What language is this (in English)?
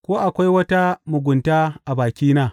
Hausa